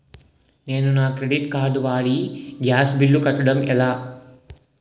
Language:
Telugu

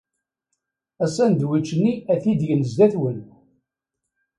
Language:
Kabyle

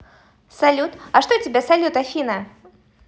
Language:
Russian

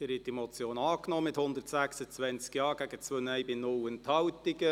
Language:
Swiss German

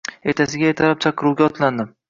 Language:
Uzbek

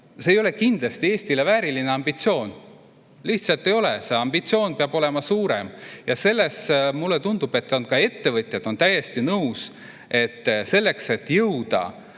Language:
Estonian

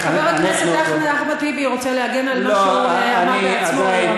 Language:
Hebrew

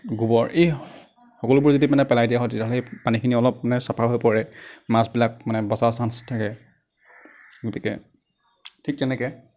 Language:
Assamese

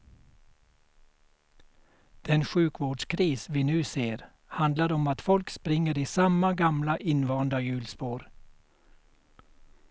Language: Swedish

